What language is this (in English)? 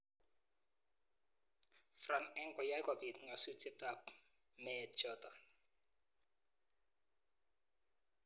Kalenjin